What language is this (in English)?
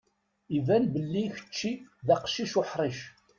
Kabyle